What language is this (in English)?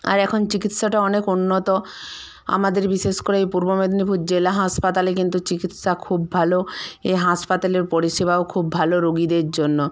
Bangla